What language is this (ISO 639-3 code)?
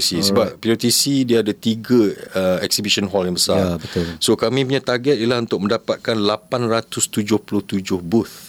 msa